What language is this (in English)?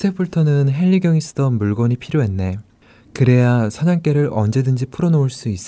Korean